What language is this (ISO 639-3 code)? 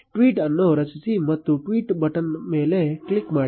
kan